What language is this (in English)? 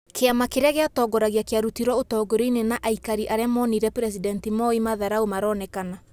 Kikuyu